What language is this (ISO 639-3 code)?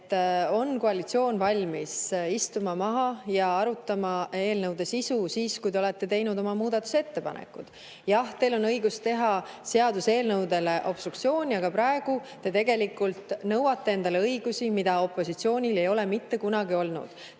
est